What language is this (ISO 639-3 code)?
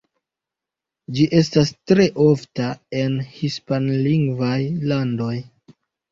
epo